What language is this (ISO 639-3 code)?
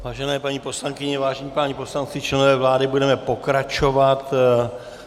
ces